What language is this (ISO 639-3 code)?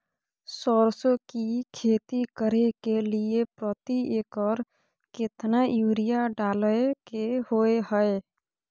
mai